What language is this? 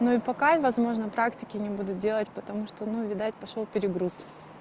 Russian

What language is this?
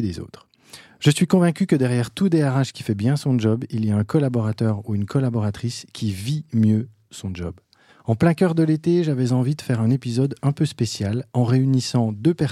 French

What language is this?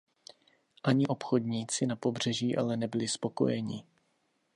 Czech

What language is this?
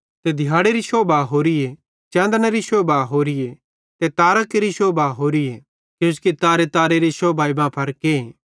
Bhadrawahi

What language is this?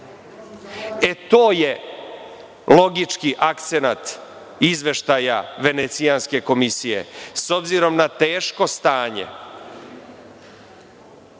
Serbian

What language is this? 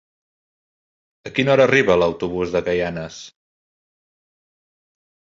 Catalan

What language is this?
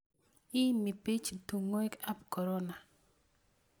Kalenjin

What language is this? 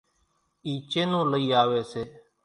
Kachi Koli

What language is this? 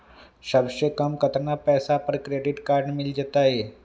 Magahi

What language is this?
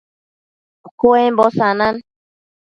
Matsés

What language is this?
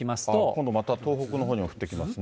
Japanese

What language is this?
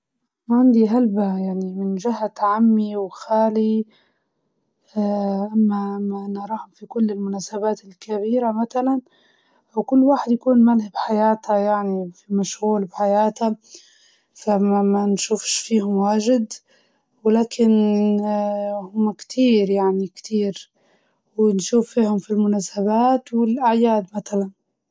Libyan Arabic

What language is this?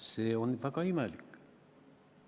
Estonian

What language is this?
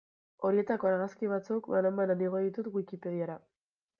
Basque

